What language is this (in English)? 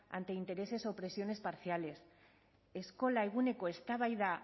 Spanish